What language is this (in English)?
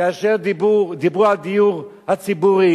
Hebrew